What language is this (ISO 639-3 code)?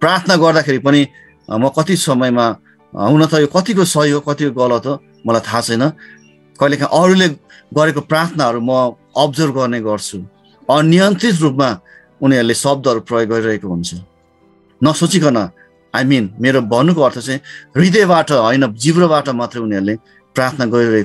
hin